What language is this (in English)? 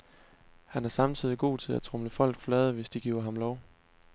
Danish